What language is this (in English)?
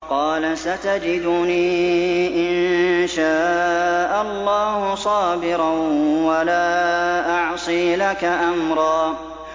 Arabic